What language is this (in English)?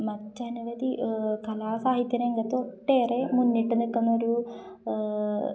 Malayalam